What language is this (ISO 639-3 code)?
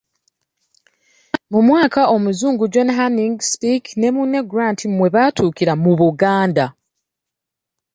lug